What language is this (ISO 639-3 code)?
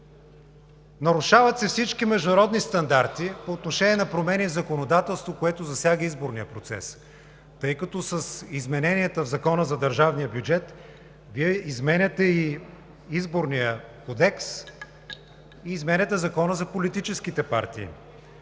bul